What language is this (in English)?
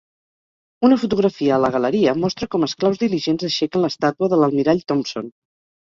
Catalan